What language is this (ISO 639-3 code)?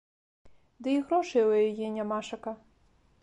bel